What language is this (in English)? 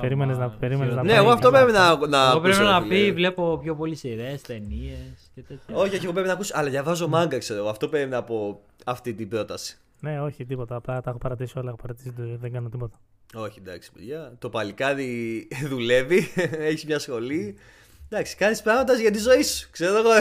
Greek